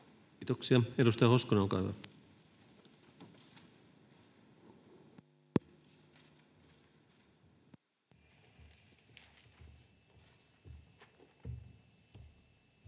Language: Finnish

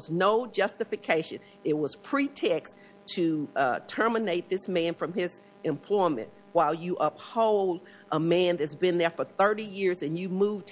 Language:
English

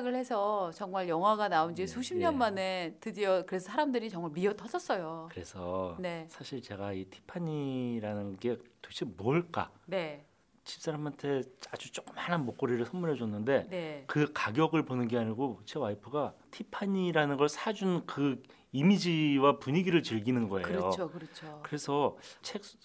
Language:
Korean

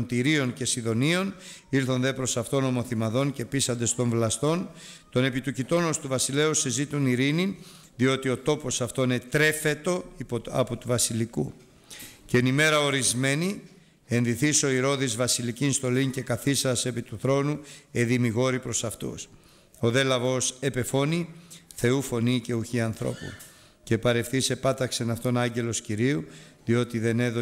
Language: Greek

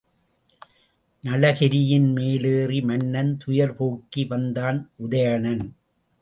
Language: Tamil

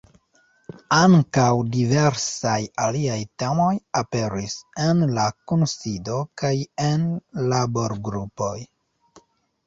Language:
Esperanto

